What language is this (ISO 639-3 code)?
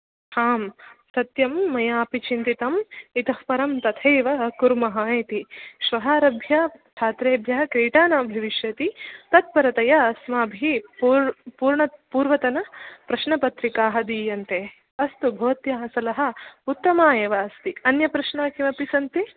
san